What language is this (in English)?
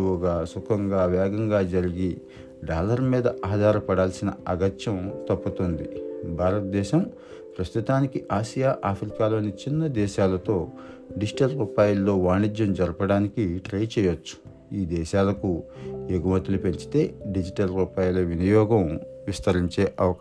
Telugu